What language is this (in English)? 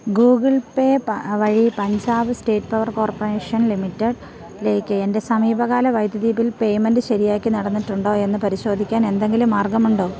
Malayalam